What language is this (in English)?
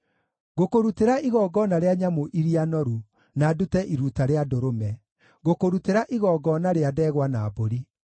Kikuyu